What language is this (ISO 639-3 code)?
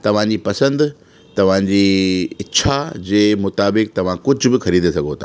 snd